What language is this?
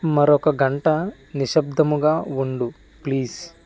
Telugu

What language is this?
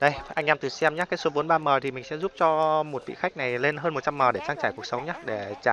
Vietnamese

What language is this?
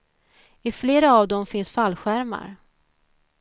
Swedish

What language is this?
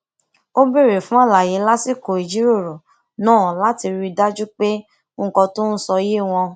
Yoruba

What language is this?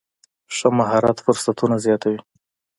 Pashto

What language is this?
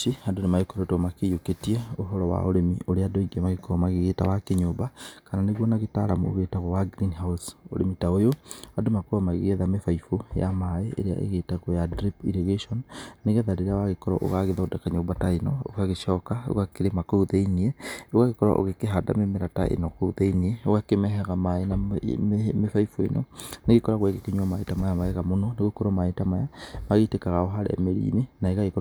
Kikuyu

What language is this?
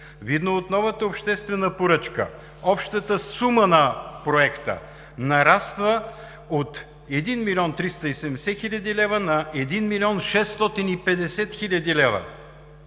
Bulgarian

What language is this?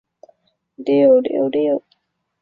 Chinese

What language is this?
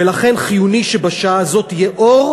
Hebrew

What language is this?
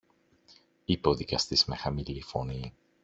Greek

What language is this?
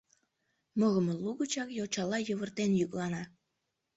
Mari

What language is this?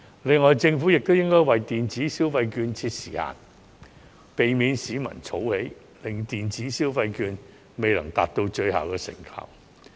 Cantonese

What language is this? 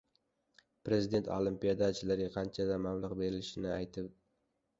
Uzbek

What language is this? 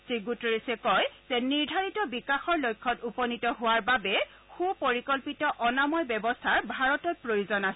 Assamese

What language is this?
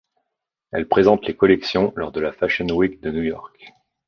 French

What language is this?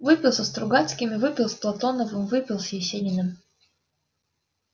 Russian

